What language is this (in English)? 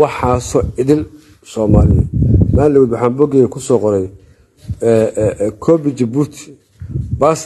Arabic